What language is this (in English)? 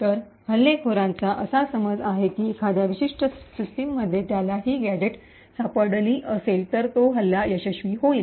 Marathi